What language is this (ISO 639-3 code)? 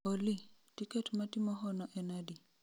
luo